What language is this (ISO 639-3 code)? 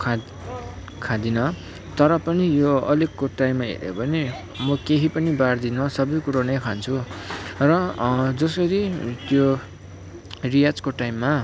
nep